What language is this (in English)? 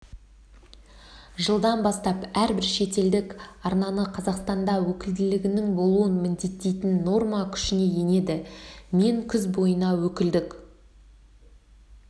Kazakh